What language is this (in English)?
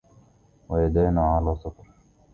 Arabic